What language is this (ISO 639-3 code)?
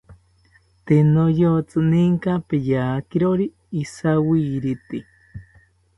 cpy